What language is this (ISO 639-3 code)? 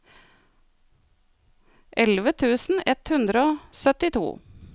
nor